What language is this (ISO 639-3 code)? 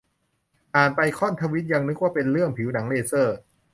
tha